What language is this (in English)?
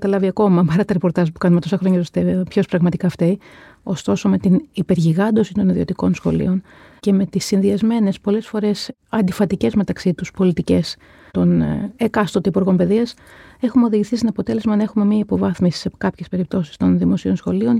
Greek